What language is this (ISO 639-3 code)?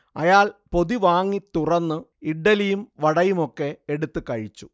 mal